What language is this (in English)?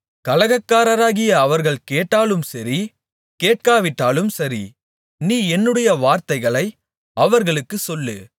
Tamil